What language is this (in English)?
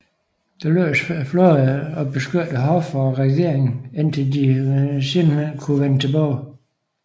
Danish